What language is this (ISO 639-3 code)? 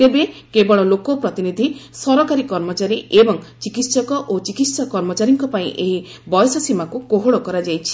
ori